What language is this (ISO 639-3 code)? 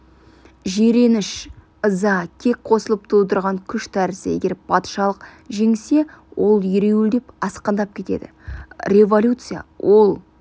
kaz